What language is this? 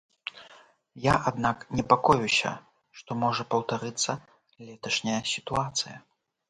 Belarusian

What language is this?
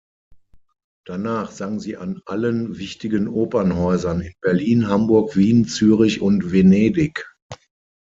German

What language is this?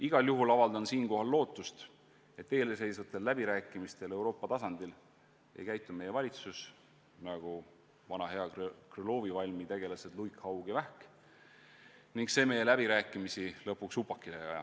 Estonian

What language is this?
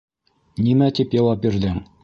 Bashkir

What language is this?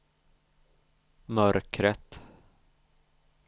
Swedish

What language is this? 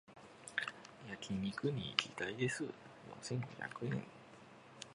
Japanese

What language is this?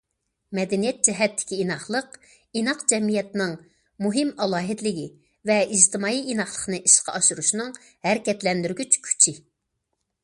Uyghur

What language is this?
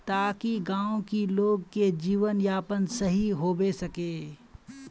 Magahi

